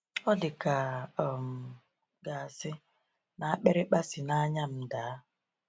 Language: Igbo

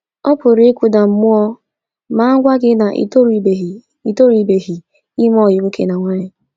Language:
Igbo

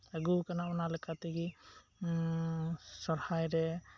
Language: Santali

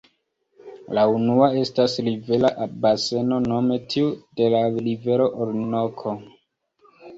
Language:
Esperanto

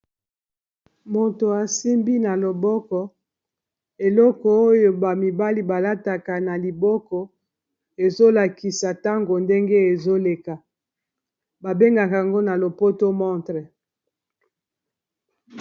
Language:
Lingala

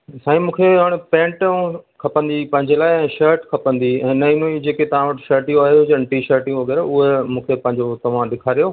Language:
Sindhi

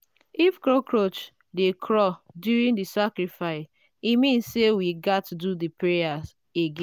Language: Nigerian Pidgin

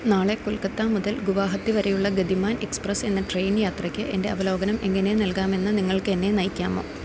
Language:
Malayalam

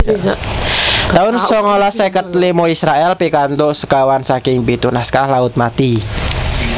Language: Javanese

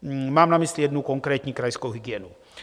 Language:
Czech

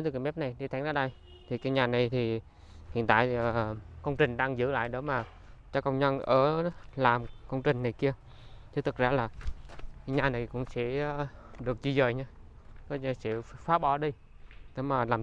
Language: Vietnamese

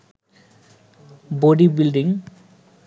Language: Bangla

